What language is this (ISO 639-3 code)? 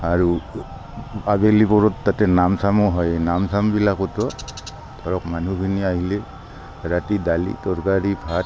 asm